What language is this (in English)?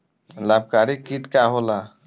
Bhojpuri